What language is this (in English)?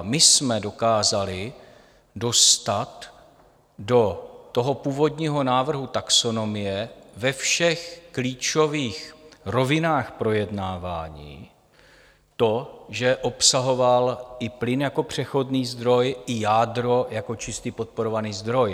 Czech